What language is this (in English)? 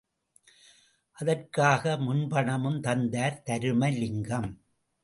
Tamil